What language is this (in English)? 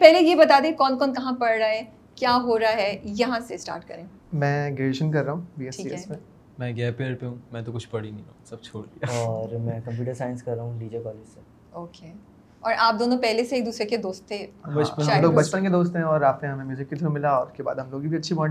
Urdu